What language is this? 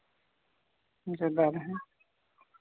Santali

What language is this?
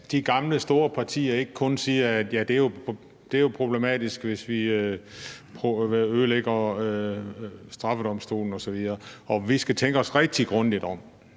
Danish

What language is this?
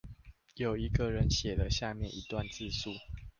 Chinese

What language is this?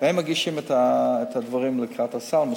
Hebrew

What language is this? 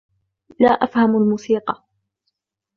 Arabic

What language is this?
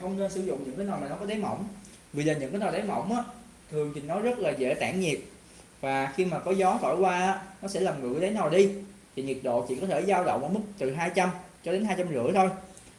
Vietnamese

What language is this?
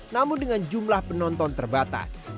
Indonesian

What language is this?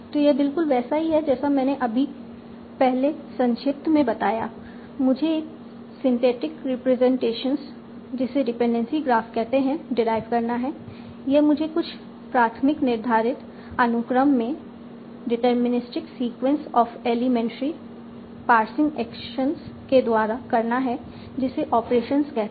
Hindi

